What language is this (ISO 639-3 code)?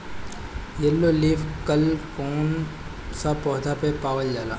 bho